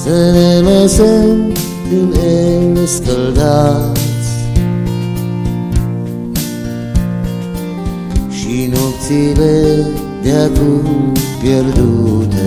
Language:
Spanish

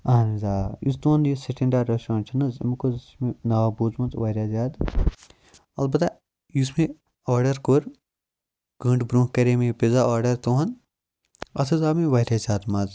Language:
Kashmiri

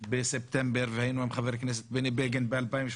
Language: Hebrew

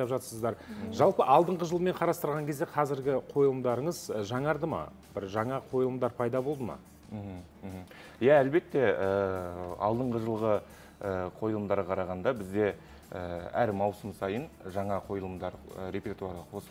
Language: Turkish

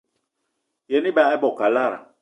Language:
Eton (Cameroon)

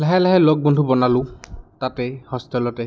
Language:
Assamese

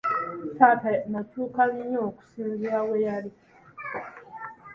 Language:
Ganda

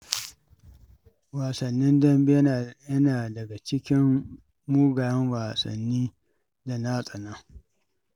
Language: Hausa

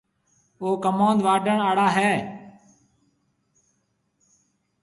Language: Marwari (Pakistan)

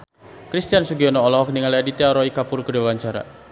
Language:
Sundanese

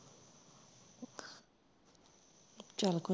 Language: Punjabi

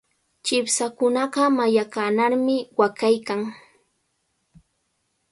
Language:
Cajatambo North Lima Quechua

